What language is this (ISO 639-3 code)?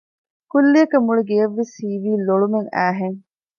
div